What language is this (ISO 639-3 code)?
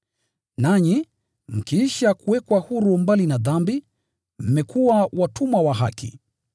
swa